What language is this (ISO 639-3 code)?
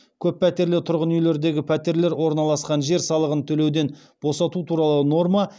kaz